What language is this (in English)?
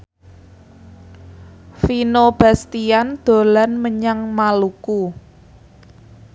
Javanese